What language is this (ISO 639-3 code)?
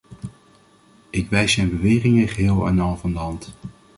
nld